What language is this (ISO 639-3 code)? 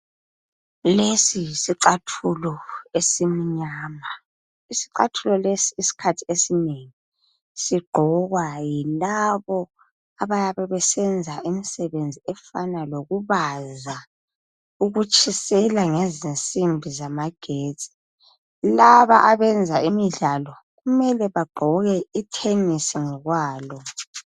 nde